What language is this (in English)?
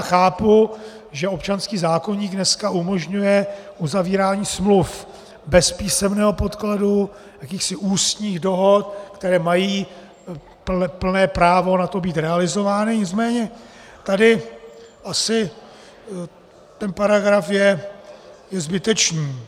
Czech